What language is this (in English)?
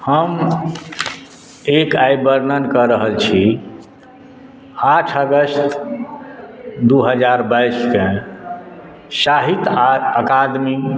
Maithili